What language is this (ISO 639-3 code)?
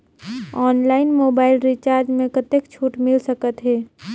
hne